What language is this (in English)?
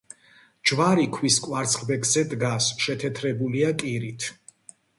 Georgian